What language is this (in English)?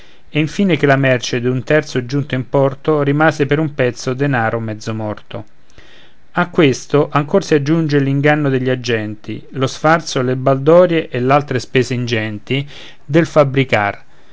Italian